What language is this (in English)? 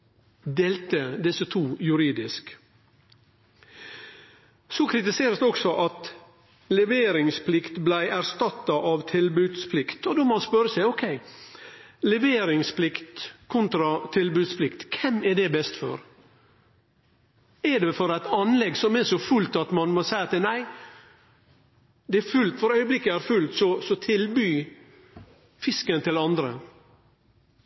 Norwegian Nynorsk